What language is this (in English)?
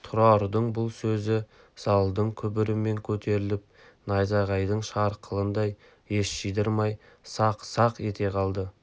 Kazakh